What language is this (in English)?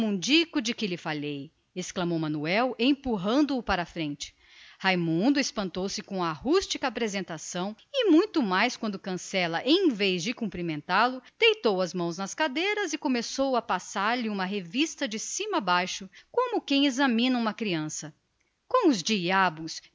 Portuguese